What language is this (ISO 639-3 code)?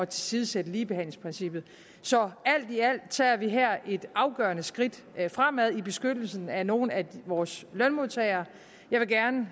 dan